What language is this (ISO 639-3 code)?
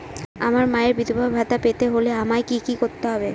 ben